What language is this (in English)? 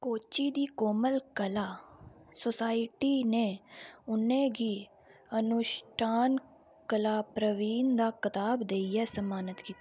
Dogri